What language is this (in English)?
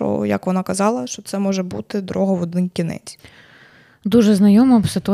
Ukrainian